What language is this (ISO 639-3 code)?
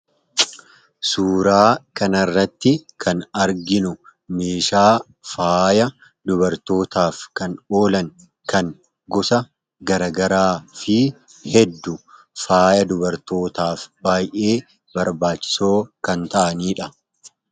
orm